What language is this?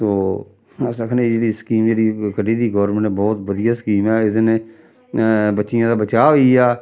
Dogri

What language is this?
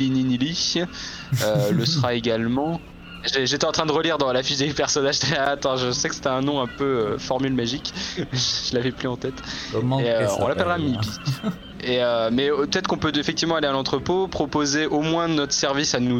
French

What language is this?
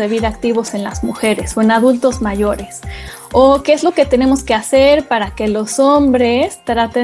Spanish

